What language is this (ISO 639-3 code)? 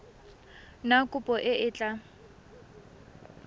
tsn